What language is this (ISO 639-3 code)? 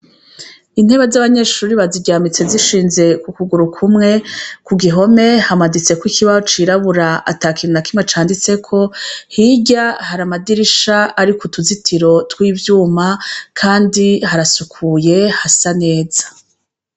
run